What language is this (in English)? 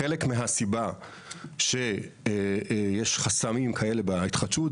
Hebrew